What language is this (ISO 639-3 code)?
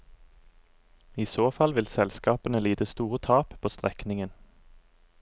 nor